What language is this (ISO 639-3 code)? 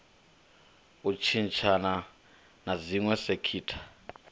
ven